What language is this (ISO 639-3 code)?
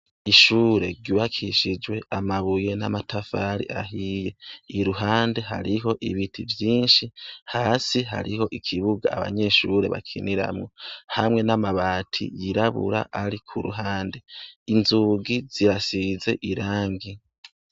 run